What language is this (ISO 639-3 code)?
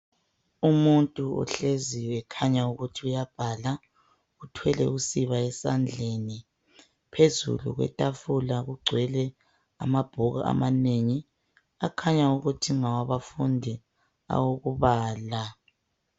nde